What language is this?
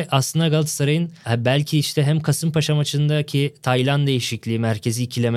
Turkish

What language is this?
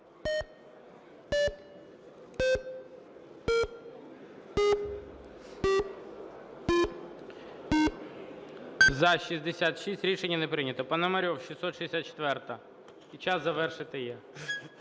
Ukrainian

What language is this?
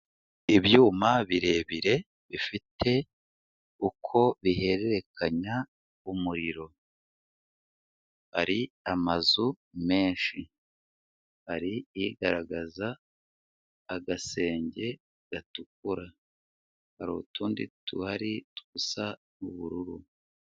Kinyarwanda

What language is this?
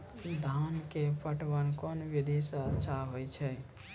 Maithili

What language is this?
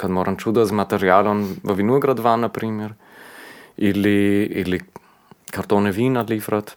Croatian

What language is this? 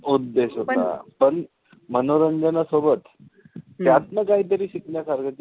Marathi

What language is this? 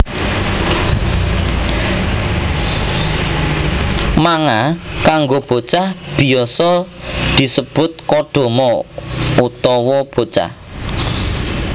Javanese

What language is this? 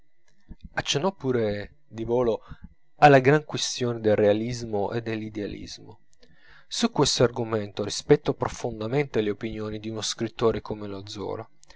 Italian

